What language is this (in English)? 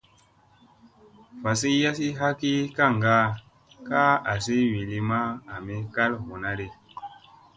Musey